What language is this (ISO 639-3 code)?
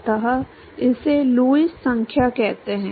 hin